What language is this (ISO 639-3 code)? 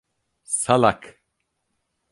tur